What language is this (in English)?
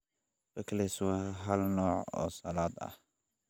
Somali